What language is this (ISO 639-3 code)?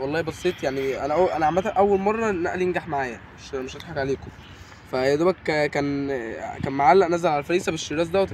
ara